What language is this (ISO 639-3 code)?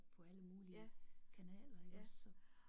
dan